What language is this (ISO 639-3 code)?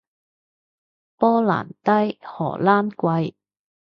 yue